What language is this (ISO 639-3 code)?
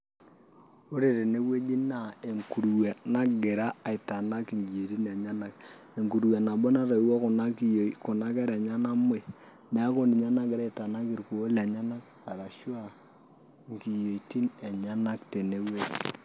mas